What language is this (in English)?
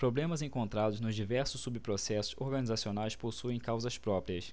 Portuguese